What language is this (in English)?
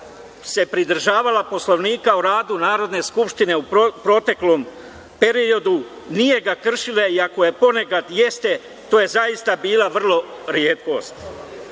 Serbian